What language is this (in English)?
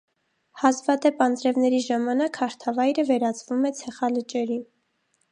Armenian